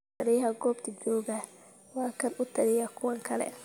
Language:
Somali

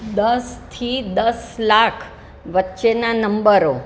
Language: Gujarati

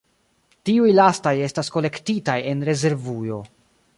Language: Esperanto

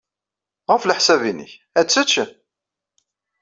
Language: Kabyle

